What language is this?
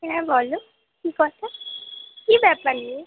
Bangla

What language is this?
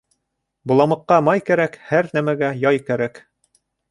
Bashkir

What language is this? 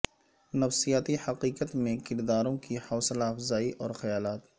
Urdu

